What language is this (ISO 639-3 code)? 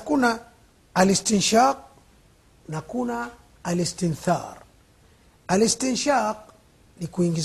swa